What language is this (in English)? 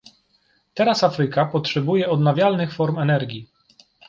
Polish